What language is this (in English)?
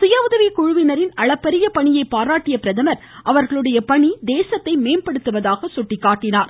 Tamil